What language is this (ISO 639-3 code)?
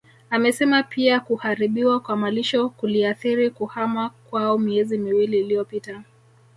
swa